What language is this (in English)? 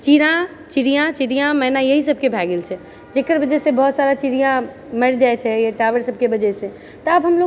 Maithili